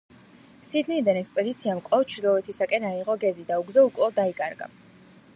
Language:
Georgian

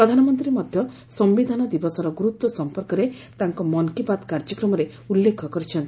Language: Odia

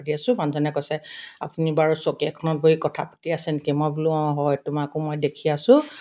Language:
Assamese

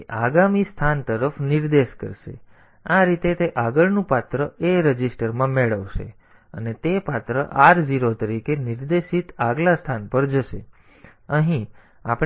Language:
Gujarati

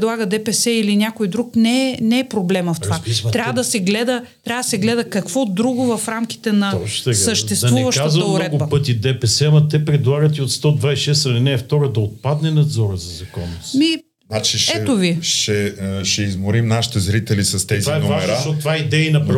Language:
Bulgarian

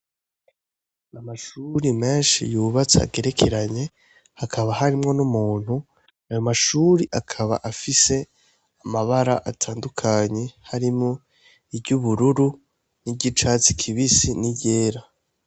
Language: Rundi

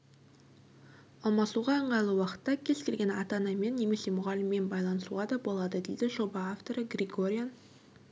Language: Kazakh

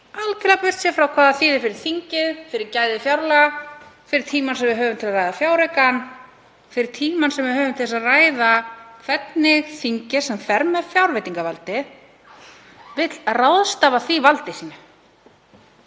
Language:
Icelandic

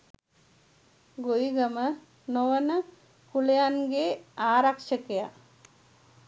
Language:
Sinhala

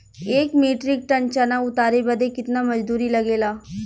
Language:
Bhojpuri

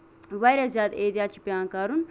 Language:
Kashmiri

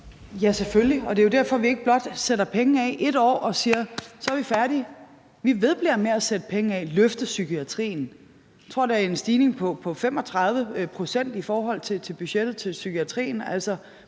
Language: Danish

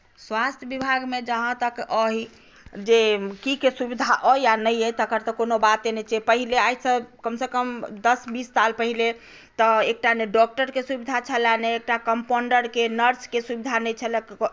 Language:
Maithili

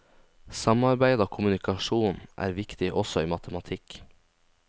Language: Norwegian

